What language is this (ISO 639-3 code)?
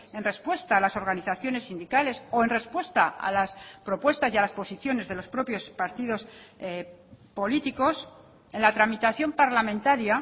spa